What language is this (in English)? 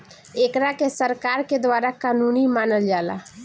Bhojpuri